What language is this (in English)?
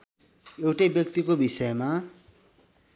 Nepali